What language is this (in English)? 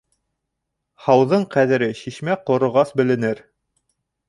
Bashkir